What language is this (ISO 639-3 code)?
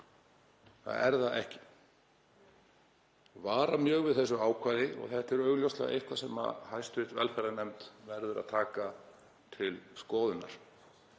isl